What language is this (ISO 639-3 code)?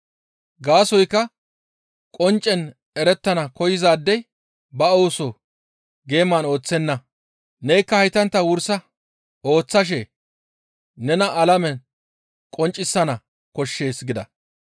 gmv